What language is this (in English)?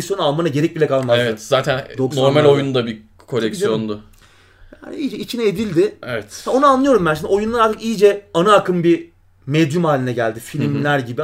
Turkish